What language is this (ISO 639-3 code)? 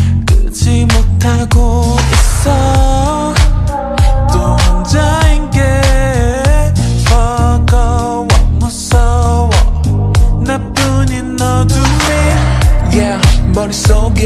vie